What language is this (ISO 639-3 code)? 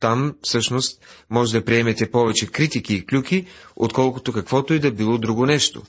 bul